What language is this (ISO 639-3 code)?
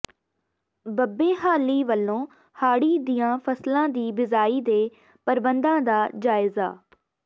pan